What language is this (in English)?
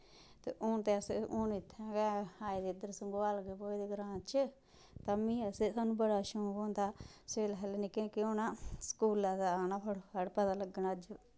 Dogri